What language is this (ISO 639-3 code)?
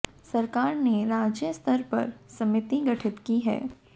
hin